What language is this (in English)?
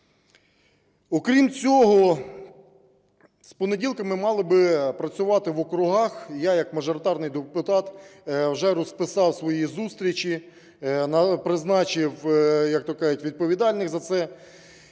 Ukrainian